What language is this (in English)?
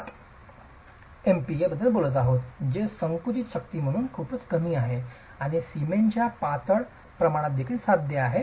Marathi